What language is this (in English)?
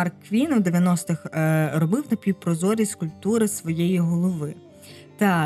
Ukrainian